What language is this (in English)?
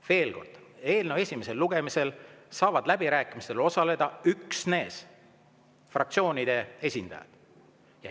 Estonian